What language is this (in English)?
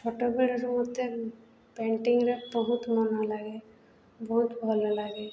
Odia